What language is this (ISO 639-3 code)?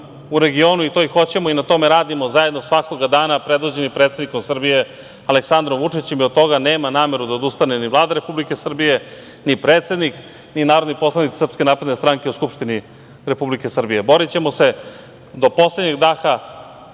srp